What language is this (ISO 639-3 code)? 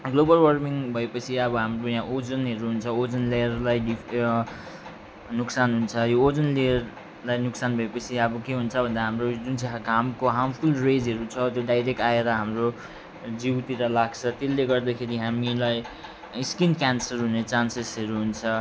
nep